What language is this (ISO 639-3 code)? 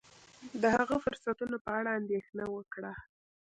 pus